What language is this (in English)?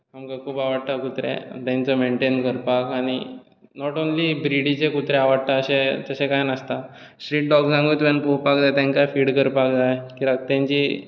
Konkani